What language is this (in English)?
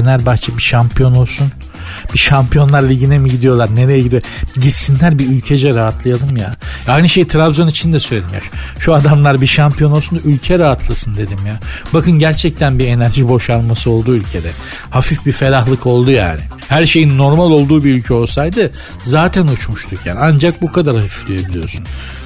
Turkish